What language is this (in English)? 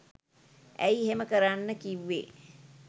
Sinhala